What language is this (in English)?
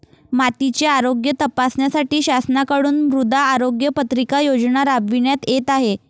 Marathi